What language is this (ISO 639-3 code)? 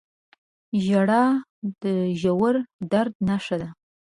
pus